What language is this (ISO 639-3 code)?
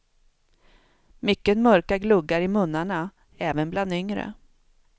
swe